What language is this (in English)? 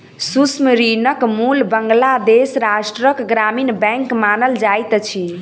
Maithili